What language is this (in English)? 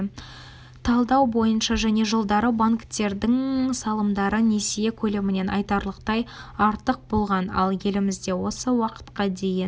Kazakh